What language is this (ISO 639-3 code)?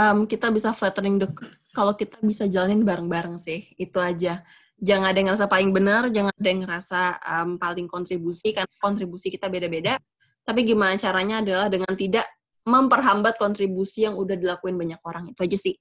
ind